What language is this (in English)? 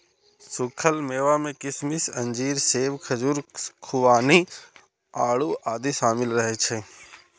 Maithili